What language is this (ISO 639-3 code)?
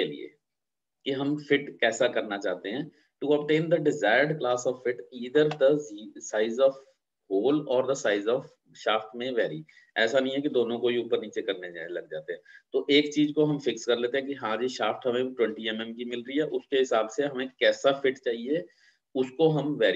hin